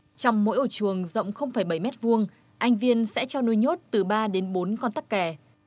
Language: Vietnamese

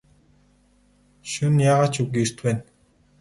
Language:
Mongolian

